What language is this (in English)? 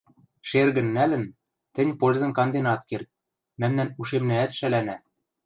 Western Mari